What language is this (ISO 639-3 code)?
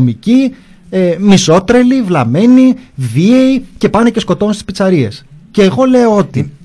ell